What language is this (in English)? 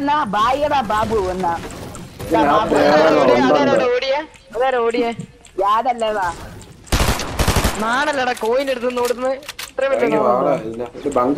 Malayalam